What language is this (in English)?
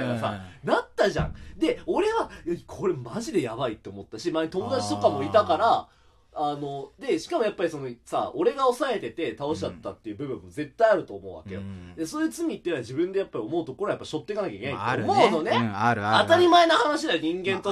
Japanese